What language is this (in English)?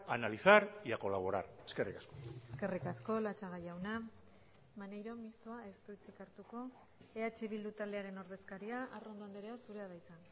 Basque